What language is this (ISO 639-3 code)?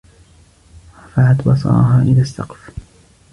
ara